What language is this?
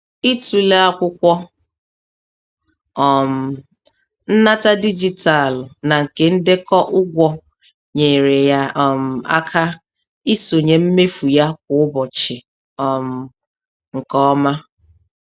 Igbo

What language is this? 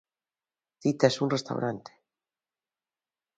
Galician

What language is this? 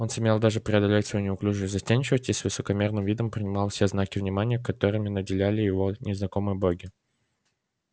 Russian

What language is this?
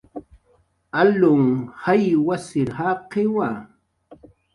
Jaqaru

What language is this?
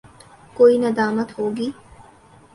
Urdu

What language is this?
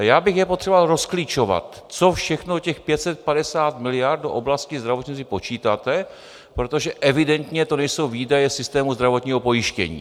Czech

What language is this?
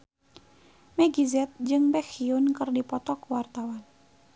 Sundanese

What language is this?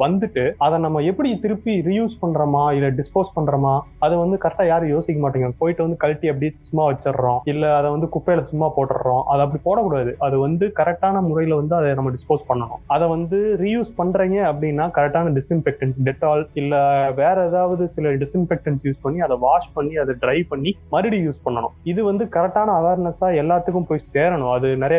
Tamil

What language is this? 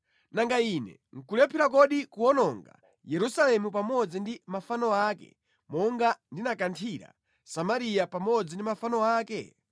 Nyanja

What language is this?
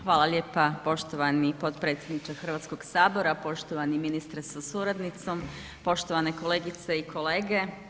Croatian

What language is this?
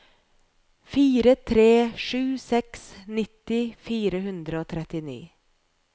Norwegian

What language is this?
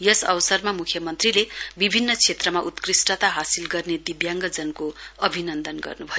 Nepali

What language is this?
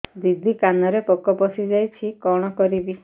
Odia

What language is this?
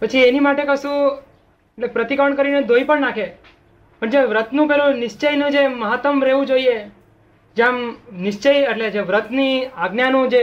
Gujarati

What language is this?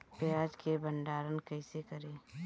Bhojpuri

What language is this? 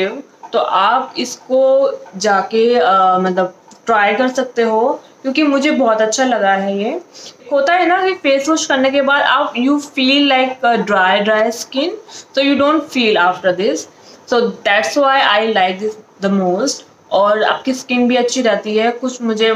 Hindi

